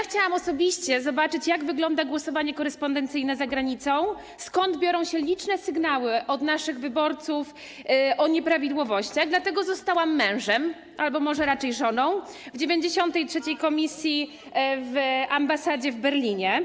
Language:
Polish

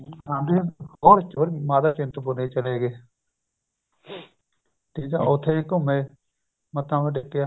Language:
Punjabi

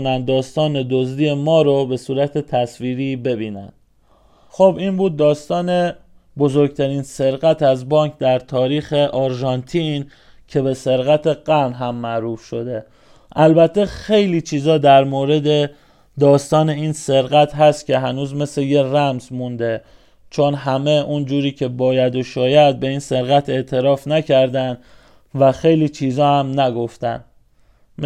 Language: Persian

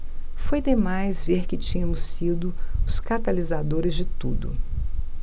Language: Portuguese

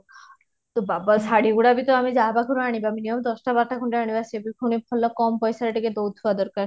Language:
Odia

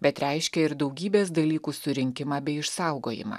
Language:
Lithuanian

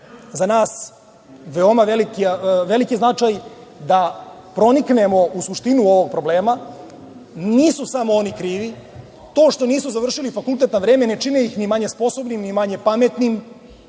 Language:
Serbian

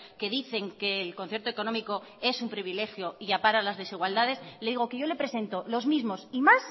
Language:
Spanish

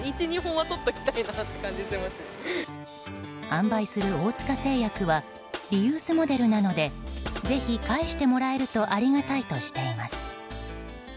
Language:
Japanese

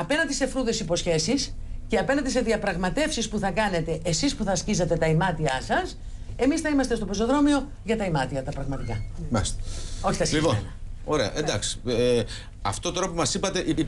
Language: Greek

